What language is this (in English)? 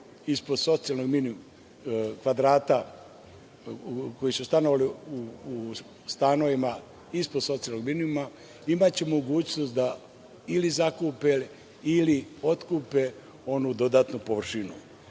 Serbian